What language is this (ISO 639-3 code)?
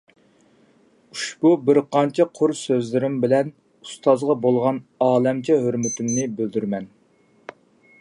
uig